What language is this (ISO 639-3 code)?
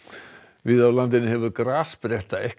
isl